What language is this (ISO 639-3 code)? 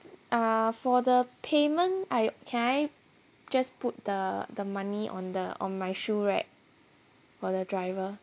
eng